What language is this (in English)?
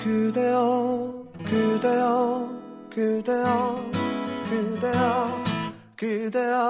Korean